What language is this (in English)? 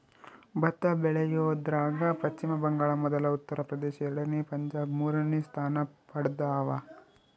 Kannada